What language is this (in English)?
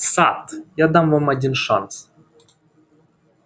Russian